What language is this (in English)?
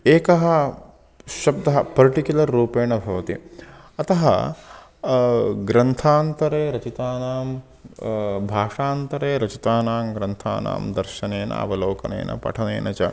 Sanskrit